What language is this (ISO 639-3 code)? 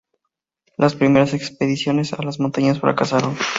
spa